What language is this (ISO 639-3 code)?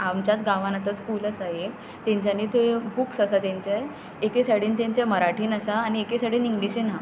kok